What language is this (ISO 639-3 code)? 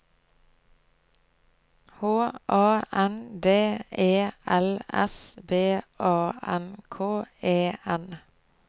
nor